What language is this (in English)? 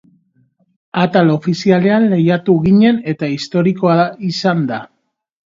Basque